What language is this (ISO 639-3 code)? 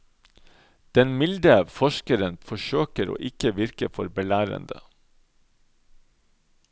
nor